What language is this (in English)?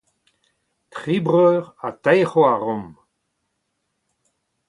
Breton